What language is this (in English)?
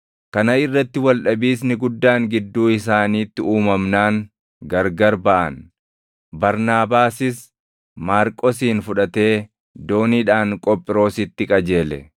Oromo